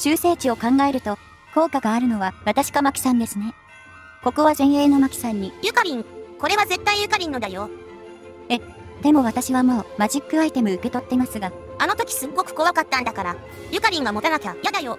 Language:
Japanese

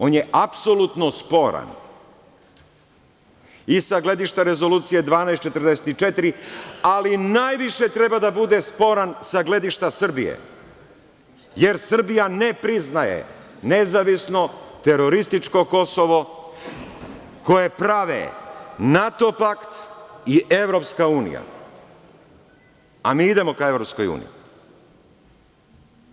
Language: Serbian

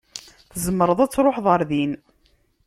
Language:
Kabyle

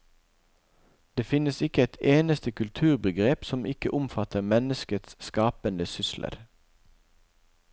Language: Norwegian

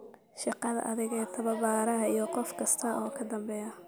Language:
Somali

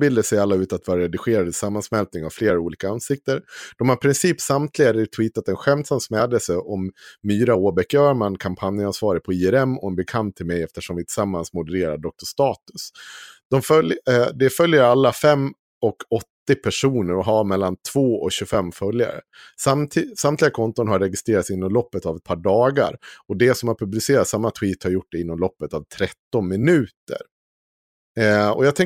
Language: Swedish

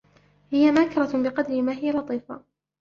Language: Arabic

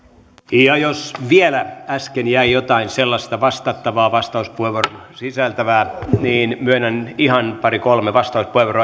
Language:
Finnish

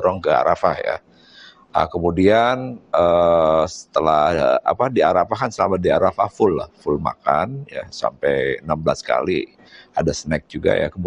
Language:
Indonesian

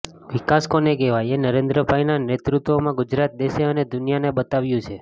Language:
Gujarati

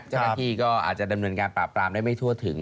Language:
Thai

